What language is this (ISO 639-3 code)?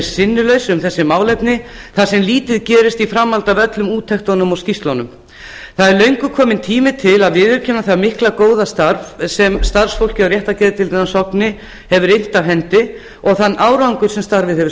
isl